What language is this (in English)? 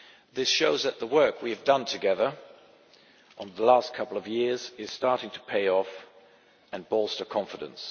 English